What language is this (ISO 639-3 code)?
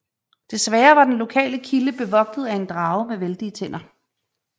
dan